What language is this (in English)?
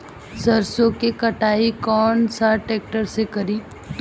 Bhojpuri